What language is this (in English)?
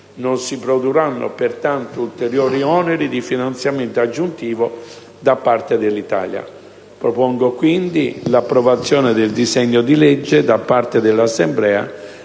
Italian